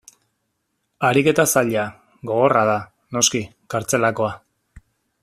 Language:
Basque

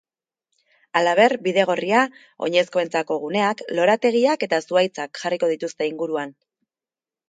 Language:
Basque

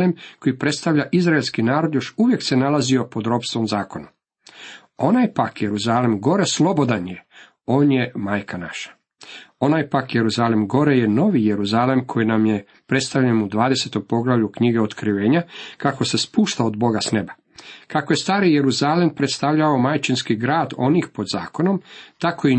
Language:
Croatian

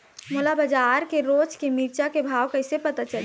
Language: Chhattisgarhi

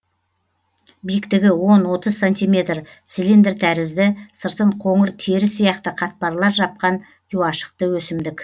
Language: Kazakh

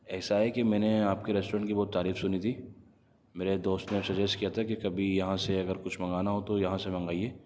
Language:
Urdu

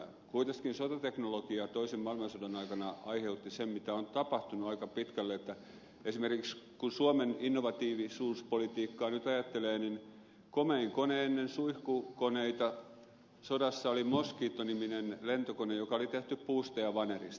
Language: Finnish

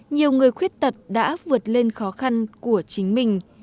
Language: Vietnamese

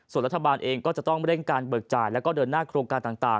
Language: Thai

